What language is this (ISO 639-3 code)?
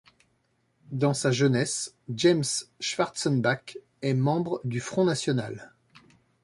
fra